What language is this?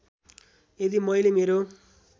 Nepali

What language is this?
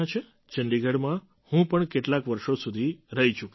Gujarati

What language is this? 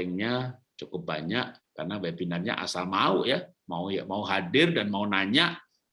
Indonesian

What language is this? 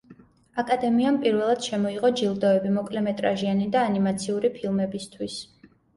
Georgian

